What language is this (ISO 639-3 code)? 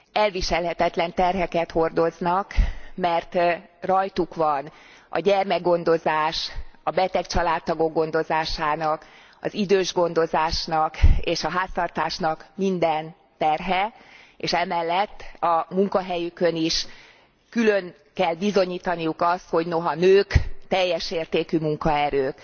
hun